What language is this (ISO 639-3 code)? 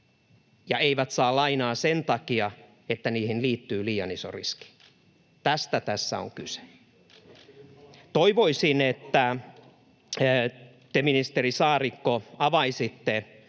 fin